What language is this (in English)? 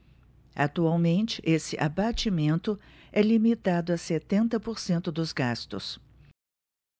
Portuguese